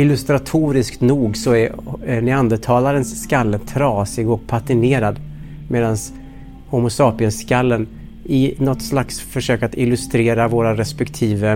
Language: Swedish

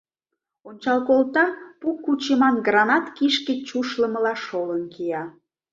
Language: Mari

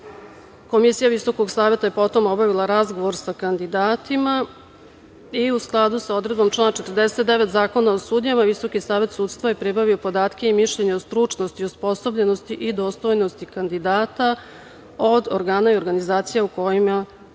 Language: Serbian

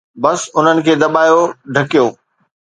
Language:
Sindhi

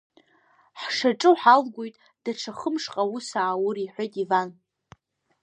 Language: Abkhazian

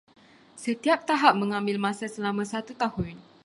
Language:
Malay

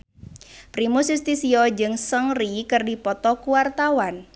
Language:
Sundanese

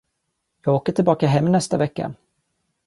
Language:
Swedish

